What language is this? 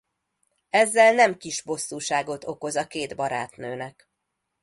Hungarian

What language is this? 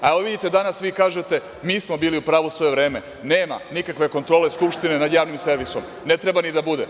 Serbian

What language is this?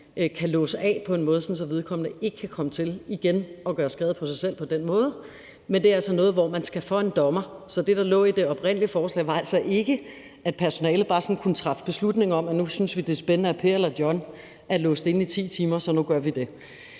Danish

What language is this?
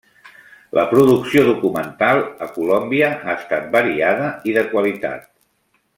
Catalan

